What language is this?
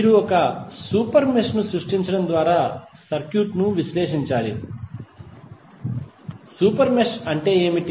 Telugu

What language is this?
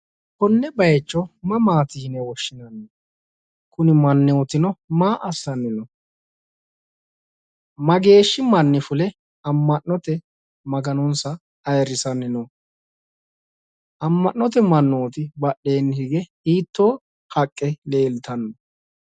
Sidamo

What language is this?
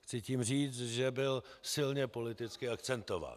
Czech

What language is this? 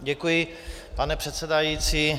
Czech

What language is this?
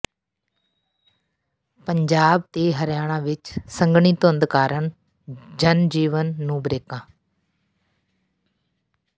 Punjabi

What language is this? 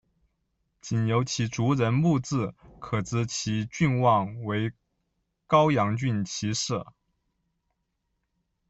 Chinese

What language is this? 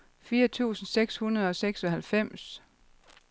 Danish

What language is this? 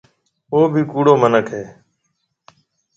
Marwari (Pakistan)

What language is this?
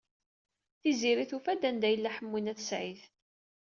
Kabyle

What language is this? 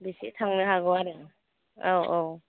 Bodo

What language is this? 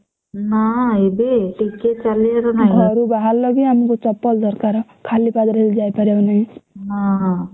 Odia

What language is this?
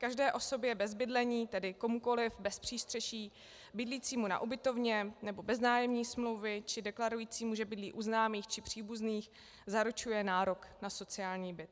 Czech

